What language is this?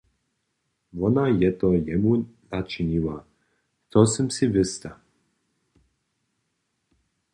Upper Sorbian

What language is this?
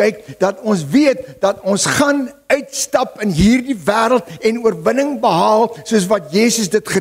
Dutch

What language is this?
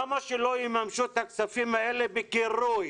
Hebrew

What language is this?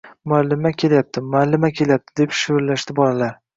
Uzbek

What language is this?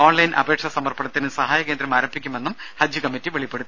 Malayalam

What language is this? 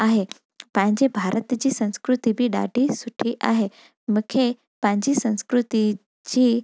Sindhi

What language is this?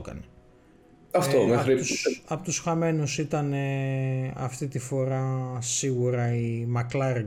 Greek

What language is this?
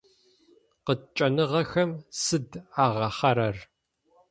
Adyghe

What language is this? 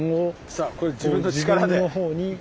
Japanese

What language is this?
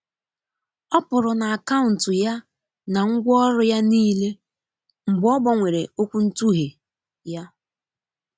Igbo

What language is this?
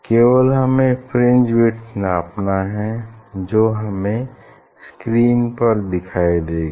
Hindi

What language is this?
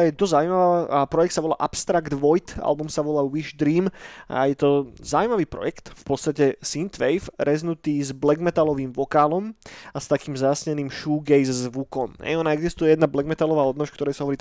Slovak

